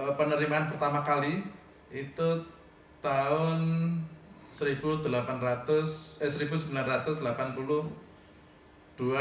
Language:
Indonesian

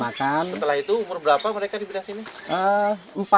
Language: Indonesian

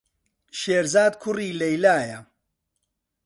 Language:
Central Kurdish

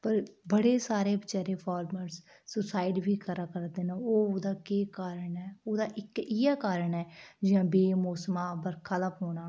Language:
Dogri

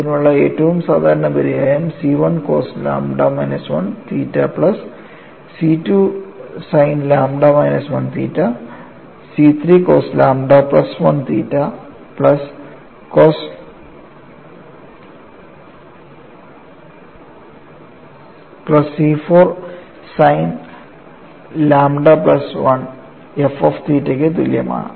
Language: Malayalam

